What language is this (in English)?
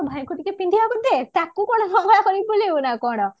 Odia